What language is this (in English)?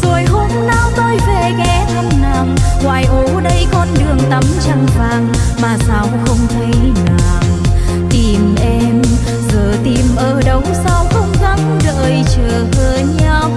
Vietnamese